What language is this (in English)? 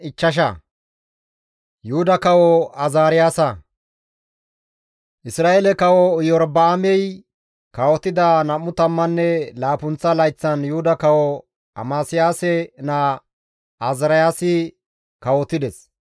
Gamo